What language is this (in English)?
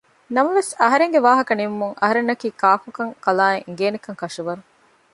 Divehi